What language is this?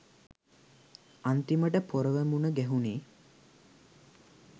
Sinhala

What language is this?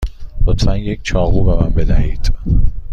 Persian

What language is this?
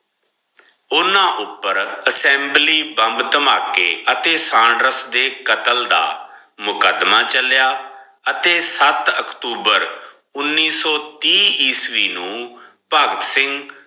Punjabi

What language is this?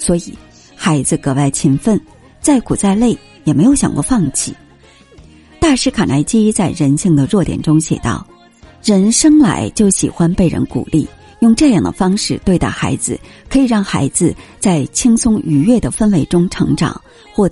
Chinese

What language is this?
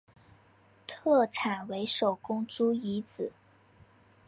Chinese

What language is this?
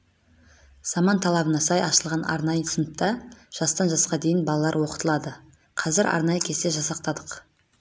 Kazakh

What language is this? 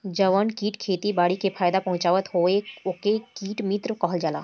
Bhojpuri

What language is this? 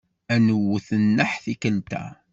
Kabyle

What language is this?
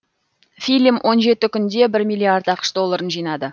Kazakh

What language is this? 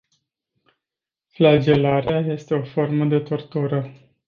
Romanian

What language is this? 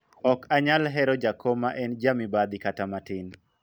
Luo (Kenya and Tanzania)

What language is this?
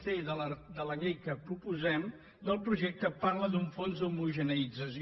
Catalan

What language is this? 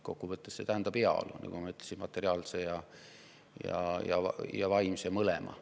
Estonian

